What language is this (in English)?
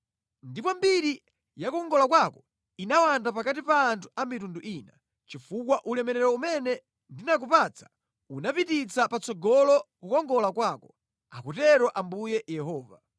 Nyanja